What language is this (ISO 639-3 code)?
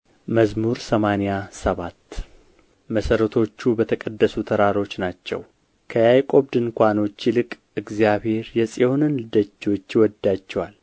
amh